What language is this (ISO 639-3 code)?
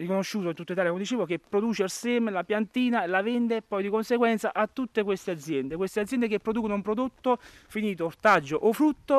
ita